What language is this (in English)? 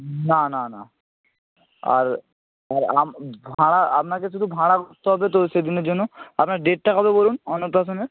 Bangla